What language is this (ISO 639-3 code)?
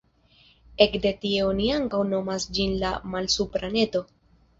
epo